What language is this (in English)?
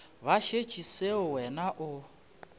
Northern Sotho